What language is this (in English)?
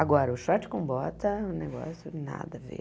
Portuguese